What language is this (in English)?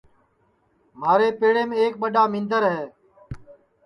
Sansi